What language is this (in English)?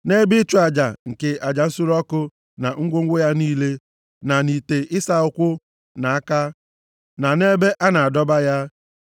Igbo